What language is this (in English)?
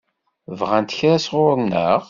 Kabyle